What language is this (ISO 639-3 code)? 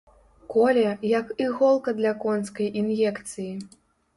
bel